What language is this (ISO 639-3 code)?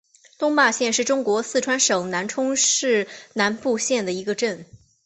zho